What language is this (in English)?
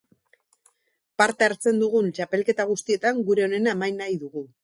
Basque